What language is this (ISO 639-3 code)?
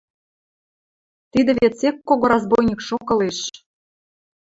mrj